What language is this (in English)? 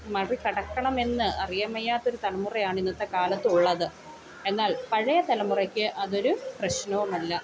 Malayalam